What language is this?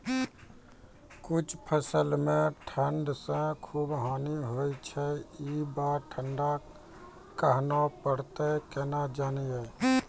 Maithili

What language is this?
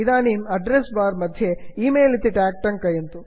Sanskrit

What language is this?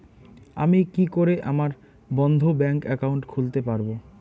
Bangla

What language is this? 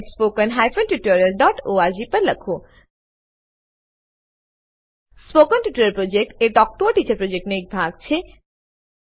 Gujarati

